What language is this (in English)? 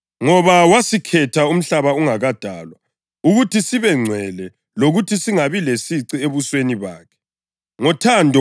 North Ndebele